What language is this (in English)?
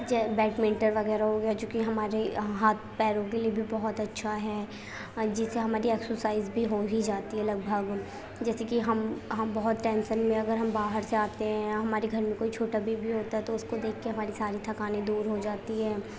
Urdu